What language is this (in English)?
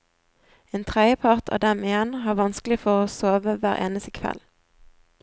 Norwegian